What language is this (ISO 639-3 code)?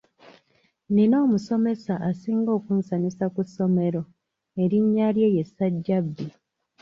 lug